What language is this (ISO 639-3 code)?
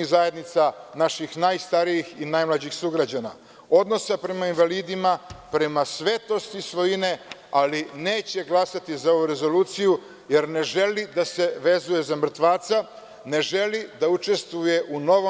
srp